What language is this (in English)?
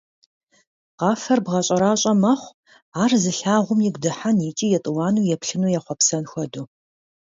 Kabardian